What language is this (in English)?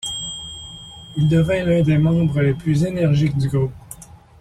French